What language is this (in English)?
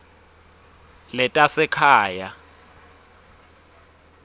Swati